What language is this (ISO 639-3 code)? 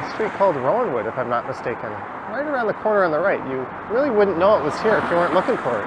eng